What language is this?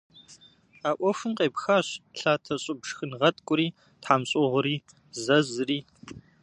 Kabardian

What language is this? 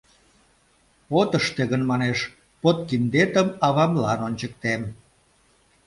Mari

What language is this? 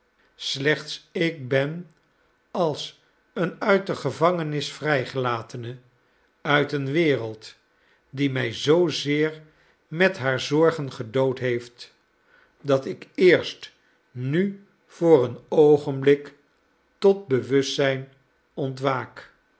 Dutch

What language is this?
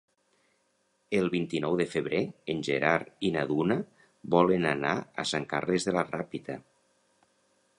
Catalan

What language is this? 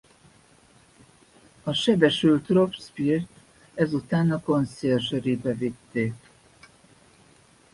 Hungarian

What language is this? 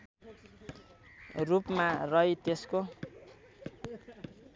Nepali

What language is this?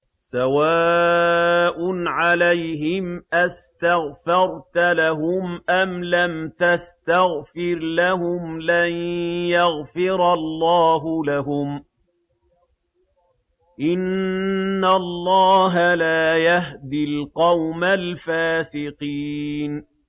Arabic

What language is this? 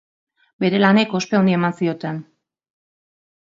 Basque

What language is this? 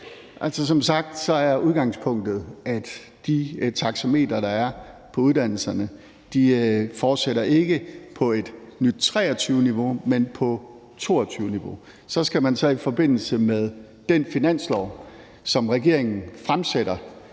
Danish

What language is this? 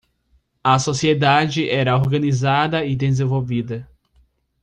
Portuguese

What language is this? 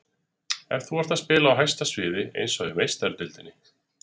Icelandic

